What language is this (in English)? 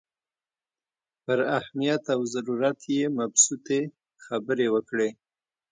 Pashto